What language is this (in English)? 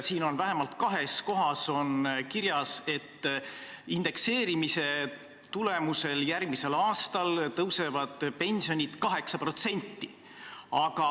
Estonian